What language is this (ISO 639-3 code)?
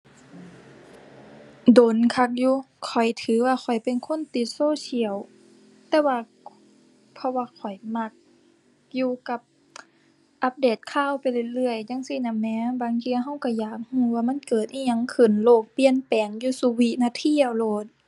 tha